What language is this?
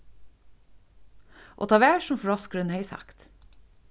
Faroese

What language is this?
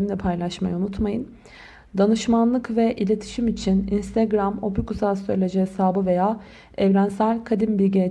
Turkish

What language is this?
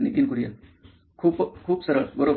Marathi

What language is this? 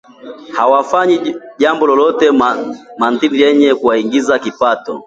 Swahili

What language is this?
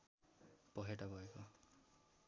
Nepali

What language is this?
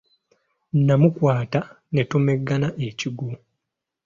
Ganda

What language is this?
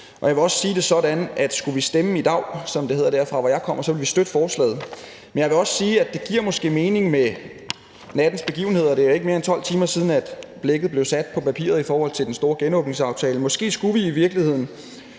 Danish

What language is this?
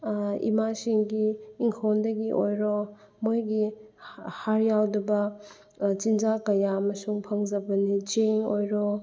Manipuri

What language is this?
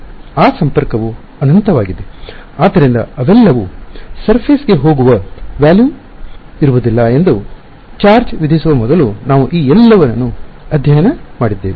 Kannada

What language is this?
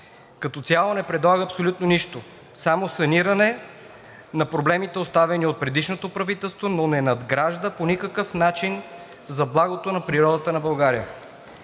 Bulgarian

